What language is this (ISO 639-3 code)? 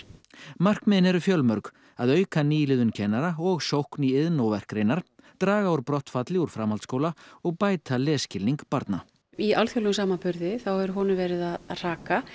isl